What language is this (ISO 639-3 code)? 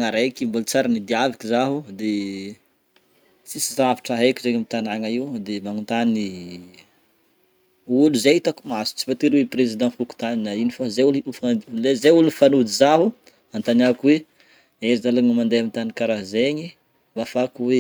bmm